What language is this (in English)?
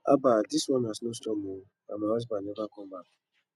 Nigerian Pidgin